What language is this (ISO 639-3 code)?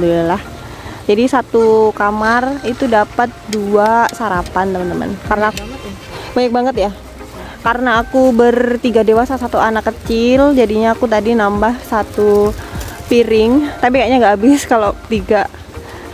ind